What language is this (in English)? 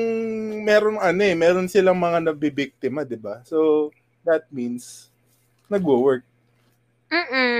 Filipino